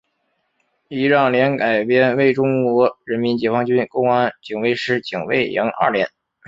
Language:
Chinese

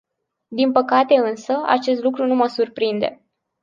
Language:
Romanian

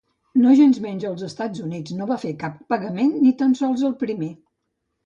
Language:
Catalan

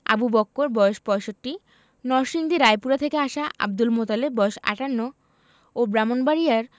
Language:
Bangla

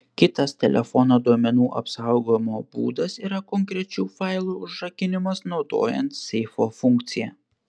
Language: Lithuanian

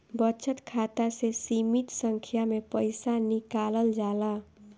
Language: Bhojpuri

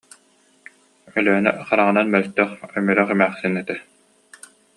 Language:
Yakut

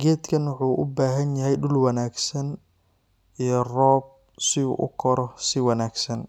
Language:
Somali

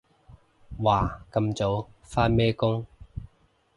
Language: Cantonese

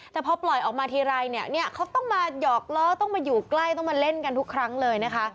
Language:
Thai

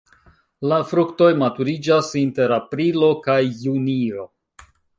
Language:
Esperanto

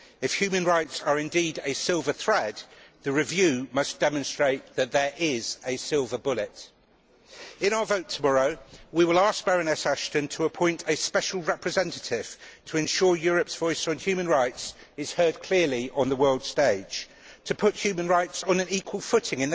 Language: English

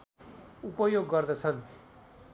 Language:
Nepali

